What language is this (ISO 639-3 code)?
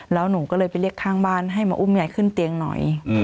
tha